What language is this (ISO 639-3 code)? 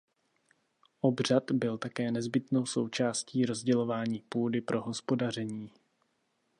ces